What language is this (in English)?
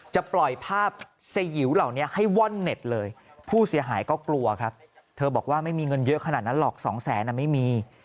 Thai